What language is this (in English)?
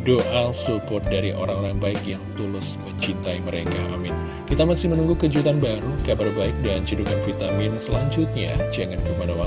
Indonesian